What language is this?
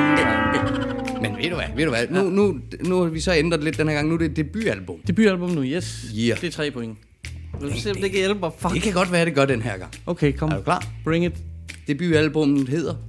Danish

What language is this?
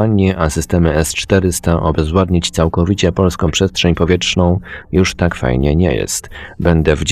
Polish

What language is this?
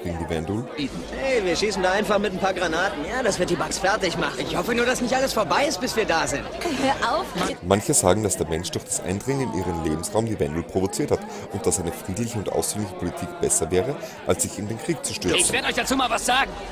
German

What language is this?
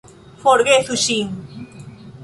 Esperanto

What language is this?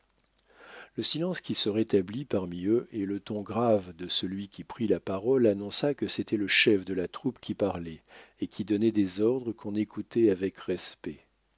French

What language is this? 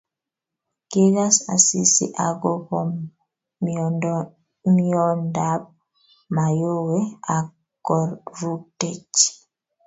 Kalenjin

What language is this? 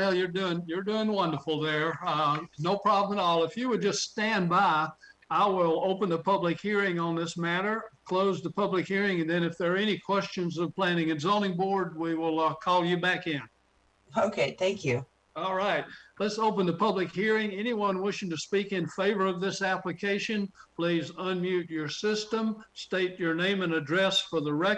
English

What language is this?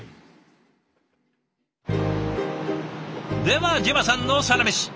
Japanese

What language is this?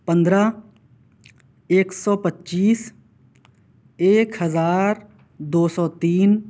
Urdu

